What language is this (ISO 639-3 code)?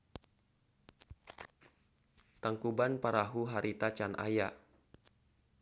sun